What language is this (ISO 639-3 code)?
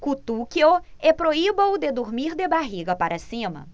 por